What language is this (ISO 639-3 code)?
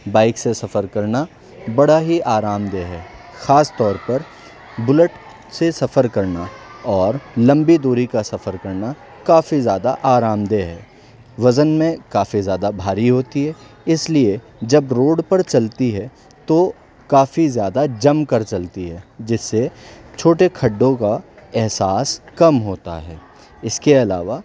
urd